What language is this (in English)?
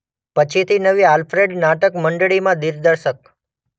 Gujarati